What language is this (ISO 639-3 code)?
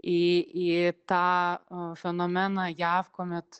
lit